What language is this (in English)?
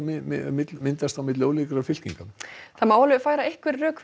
Icelandic